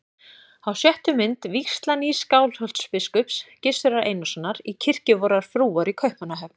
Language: Icelandic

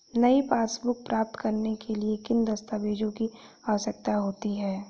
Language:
Hindi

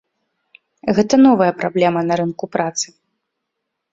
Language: Belarusian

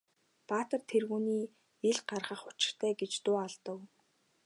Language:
Mongolian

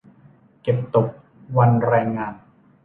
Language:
Thai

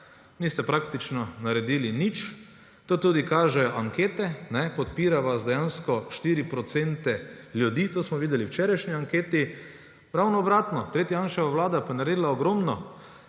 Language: Slovenian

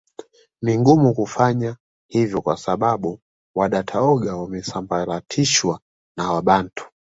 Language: Swahili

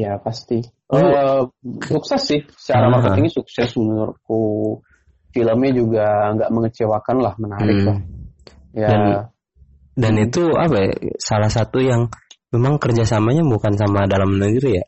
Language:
Indonesian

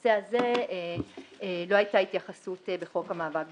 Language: Hebrew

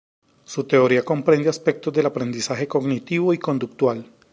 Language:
Spanish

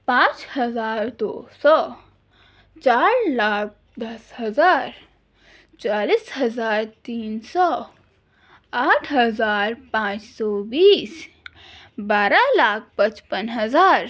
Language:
Urdu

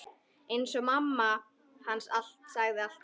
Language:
Icelandic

